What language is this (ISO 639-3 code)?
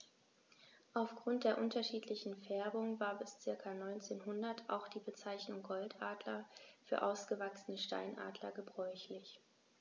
deu